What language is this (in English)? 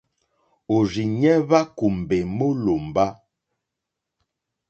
Mokpwe